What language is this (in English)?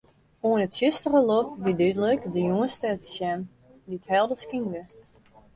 Western Frisian